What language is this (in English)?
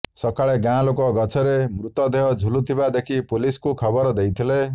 Odia